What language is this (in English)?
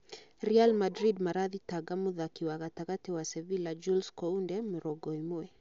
Kikuyu